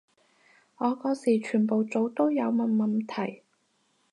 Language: Cantonese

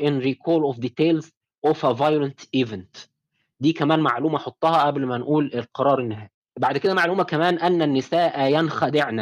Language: Arabic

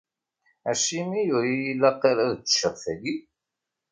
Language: Kabyle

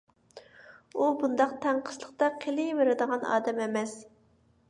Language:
Uyghur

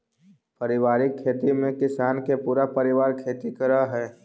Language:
Magahi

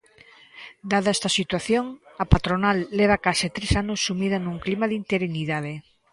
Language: Galician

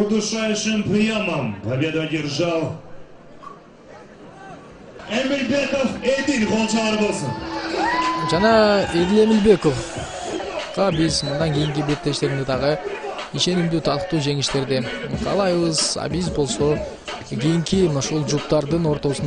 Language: Russian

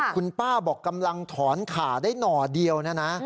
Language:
Thai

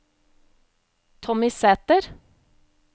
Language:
Norwegian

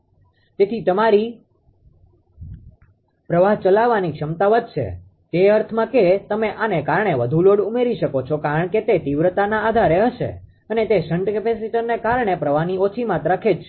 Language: Gujarati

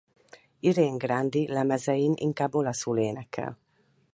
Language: Hungarian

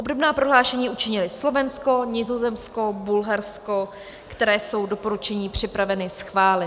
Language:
Czech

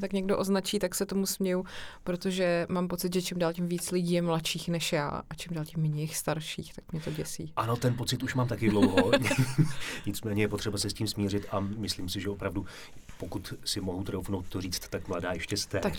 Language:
Czech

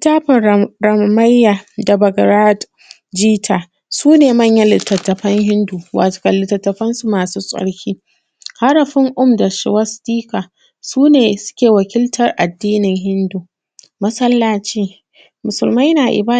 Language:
Hausa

